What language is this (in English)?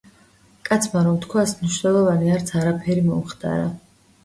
Georgian